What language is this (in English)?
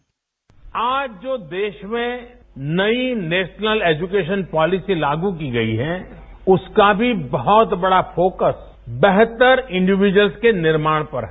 Hindi